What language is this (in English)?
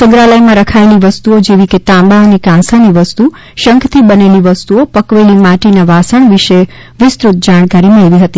Gujarati